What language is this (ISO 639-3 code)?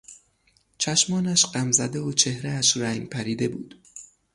fas